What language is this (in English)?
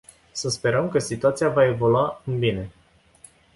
Romanian